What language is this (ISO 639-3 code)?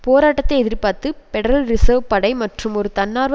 tam